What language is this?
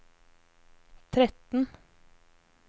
Norwegian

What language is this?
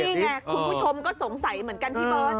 Thai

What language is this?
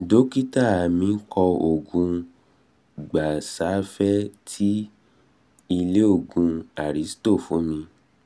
Yoruba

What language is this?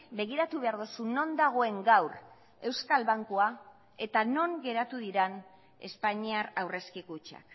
Basque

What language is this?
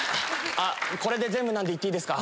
Japanese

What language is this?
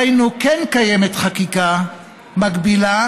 Hebrew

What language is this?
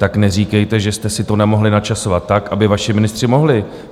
Czech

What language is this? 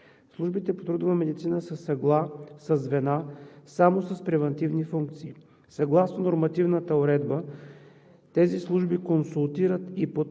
Bulgarian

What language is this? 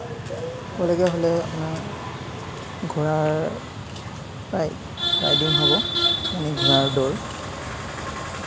Assamese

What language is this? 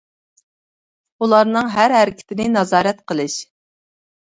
Uyghur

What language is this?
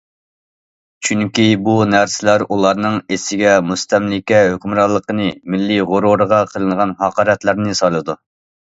Uyghur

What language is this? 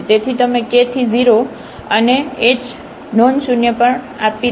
Gujarati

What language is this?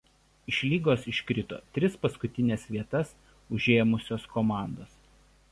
Lithuanian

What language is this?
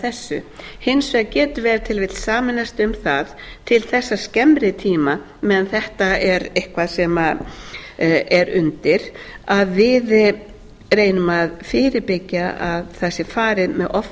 Icelandic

